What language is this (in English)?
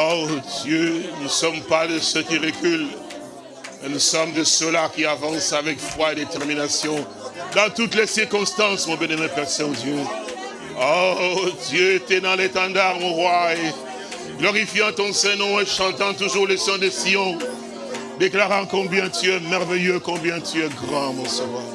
French